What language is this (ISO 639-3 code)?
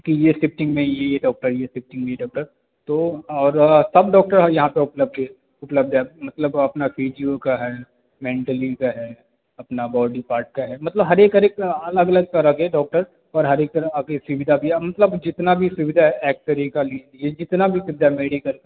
hin